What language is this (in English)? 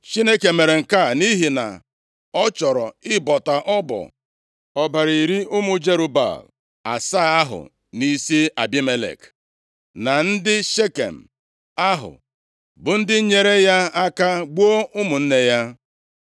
Igbo